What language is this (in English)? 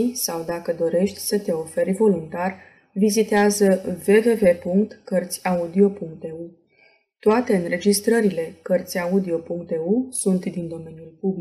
Romanian